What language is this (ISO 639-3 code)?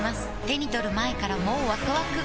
jpn